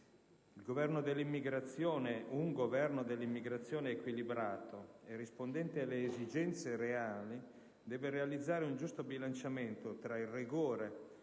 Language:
Italian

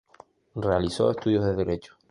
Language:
Spanish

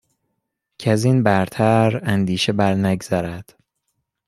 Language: Persian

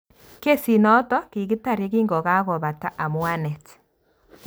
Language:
Kalenjin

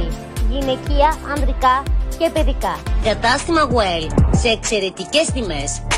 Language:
Greek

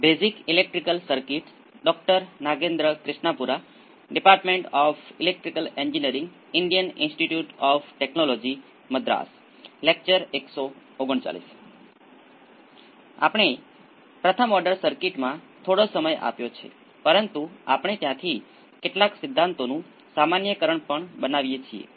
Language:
Gujarati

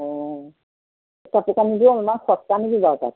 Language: Assamese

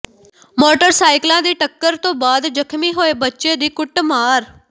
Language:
Punjabi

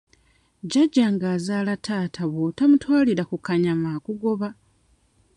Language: Ganda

